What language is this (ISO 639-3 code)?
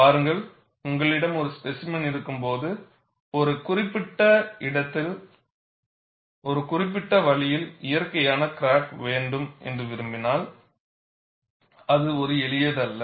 tam